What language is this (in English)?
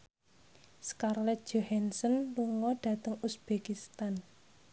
Javanese